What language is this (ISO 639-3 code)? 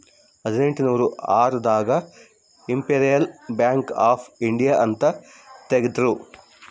kan